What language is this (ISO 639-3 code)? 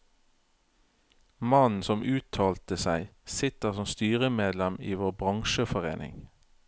nor